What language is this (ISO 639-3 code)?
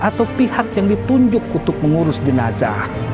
ind